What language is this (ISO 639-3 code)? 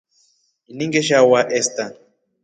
rof